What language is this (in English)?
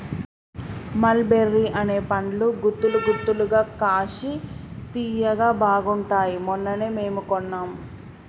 Telugu